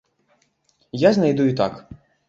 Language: Belarusian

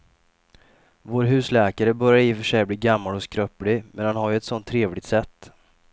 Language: Swedish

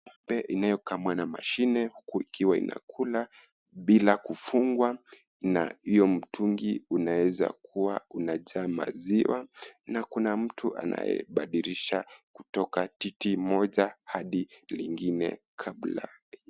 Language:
Swahili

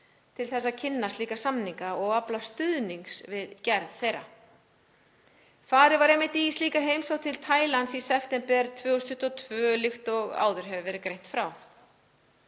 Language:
Icelandic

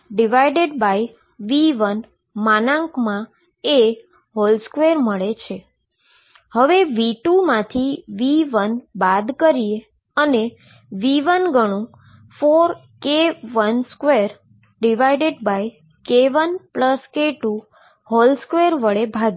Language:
Gujarati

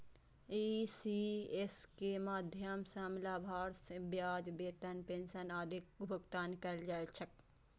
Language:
Maithili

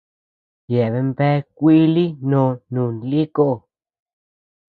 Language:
Tepeuxila Cuicatec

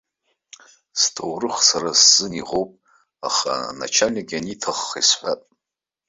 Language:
Abkhazian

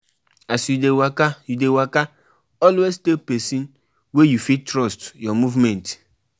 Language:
Nigerian Pidgin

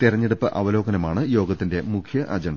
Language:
Malayalam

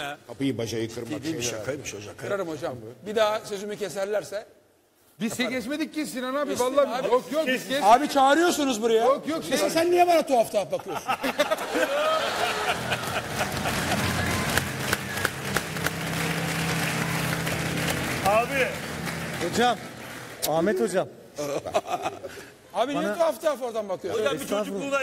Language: Turkish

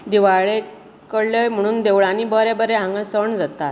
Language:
Konkani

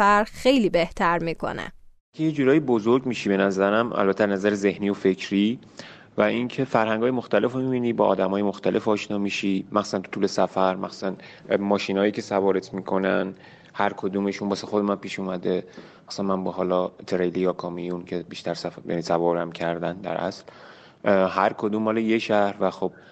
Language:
Persian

